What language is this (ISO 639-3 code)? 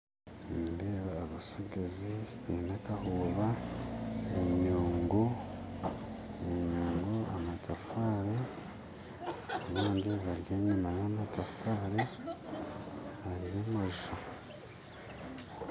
nyn